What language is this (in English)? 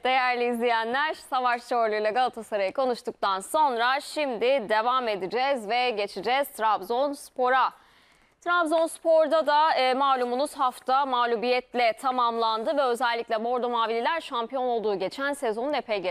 Turkish